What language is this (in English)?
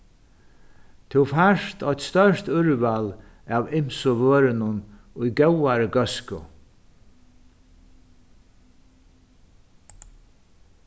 Faroese